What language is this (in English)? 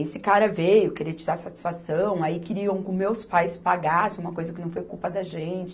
Portuguese